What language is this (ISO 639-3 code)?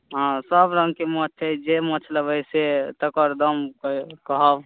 mai